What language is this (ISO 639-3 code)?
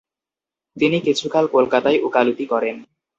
ben